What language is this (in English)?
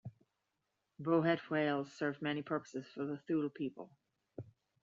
English